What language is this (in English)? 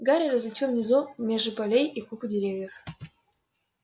Russian